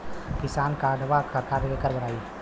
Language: Bhojpuri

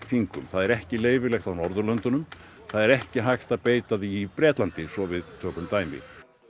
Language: Icelandic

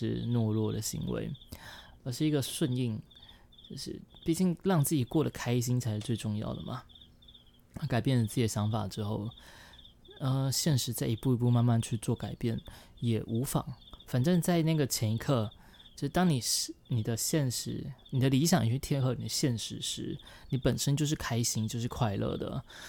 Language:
Chinese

